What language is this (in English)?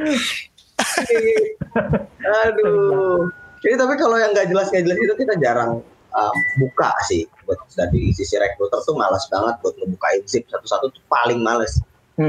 Indonesian